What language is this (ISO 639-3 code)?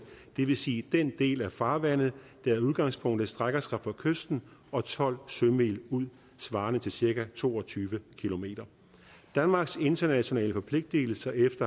dan